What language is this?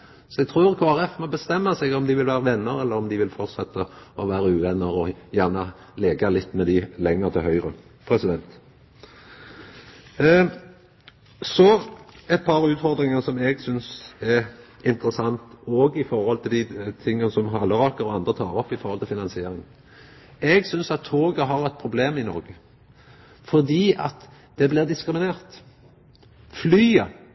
Norwegian Nynorsk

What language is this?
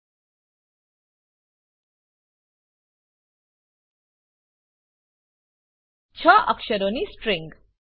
Gujarati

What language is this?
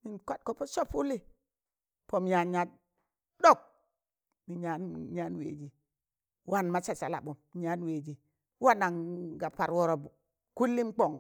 Tangale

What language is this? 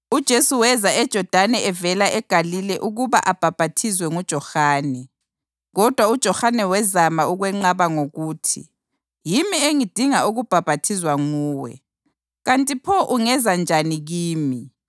North Ndebele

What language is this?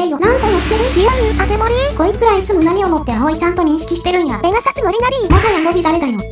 Japanese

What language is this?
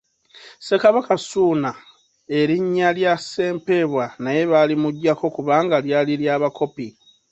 Ganda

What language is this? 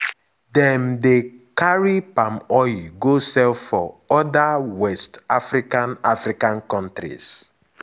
Nigerian Pidgin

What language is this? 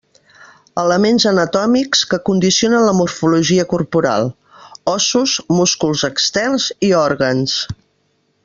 Catalan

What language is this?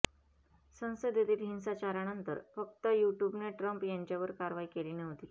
Marathi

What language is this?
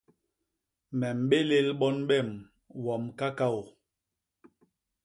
Basaa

